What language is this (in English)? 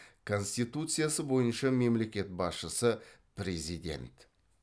Kazakh